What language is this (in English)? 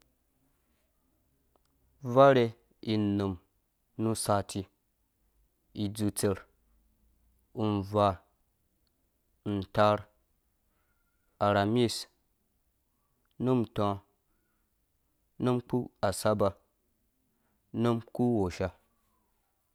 Dũya